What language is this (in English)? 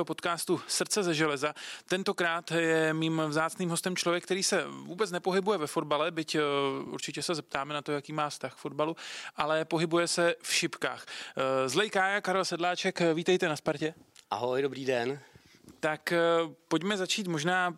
Czech